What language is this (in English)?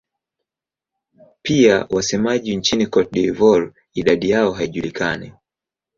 Swahili